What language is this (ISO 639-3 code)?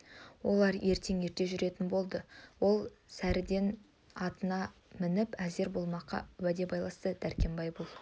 kaz